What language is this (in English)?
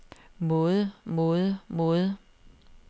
Danish